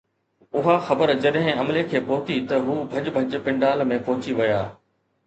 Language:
Sindhi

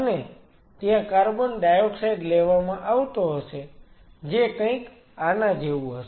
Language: Gujarati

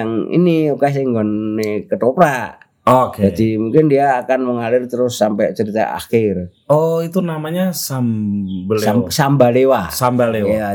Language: Indonesian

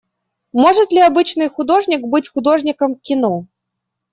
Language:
Russian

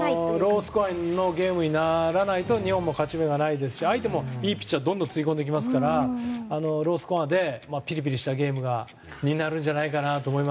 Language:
Japanese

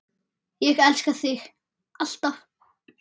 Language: Icelandic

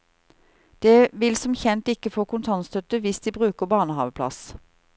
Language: Norwegian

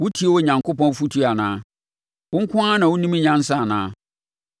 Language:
Akan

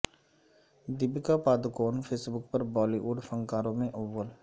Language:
Urdu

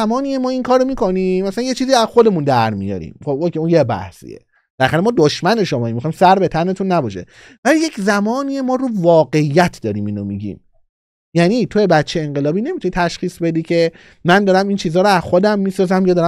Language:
Persian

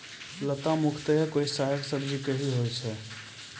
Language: Maithili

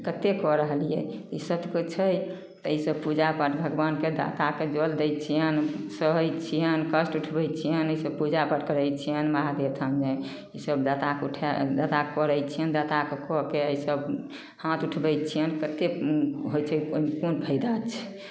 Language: Maithili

